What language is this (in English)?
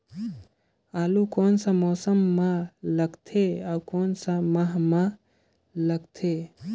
Chhattisgarhi